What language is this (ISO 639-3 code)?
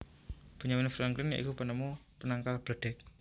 jav